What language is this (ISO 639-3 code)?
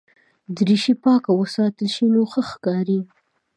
pus